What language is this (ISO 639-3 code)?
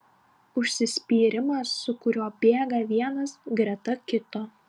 lit